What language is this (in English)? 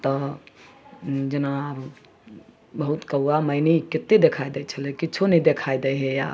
Maithili